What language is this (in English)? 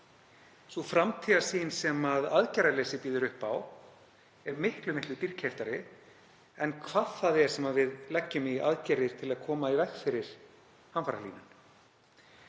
Icelandic